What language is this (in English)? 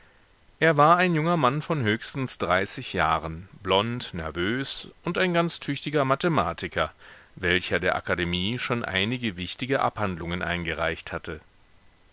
German